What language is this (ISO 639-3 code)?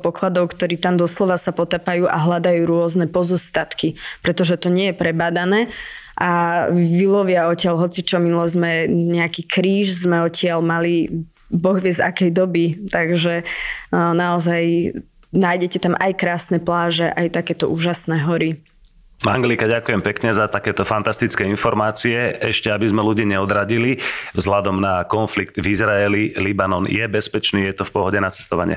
slk